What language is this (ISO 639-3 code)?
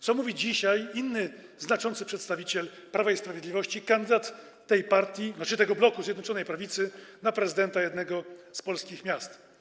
pol